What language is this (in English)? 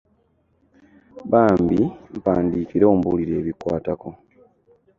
Ganda